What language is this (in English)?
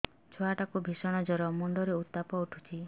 Odia